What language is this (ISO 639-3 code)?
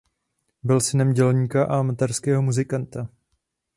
ces